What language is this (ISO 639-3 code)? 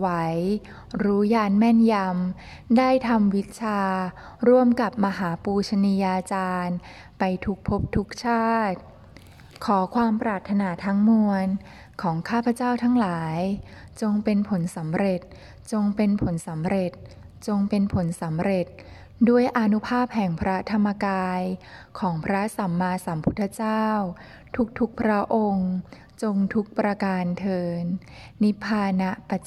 tha